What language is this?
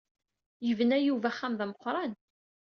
Kabyle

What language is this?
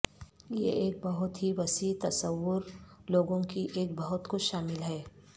Urdu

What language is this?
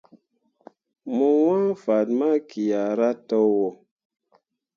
Mundang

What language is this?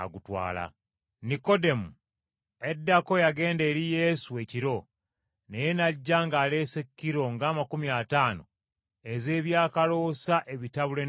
Ganda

